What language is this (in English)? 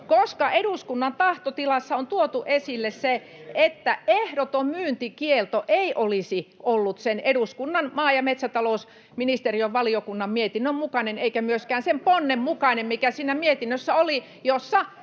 Finnish